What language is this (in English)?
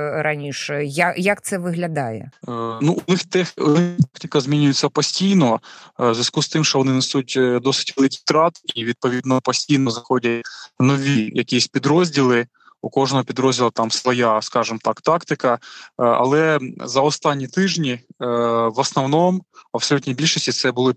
Ukrainian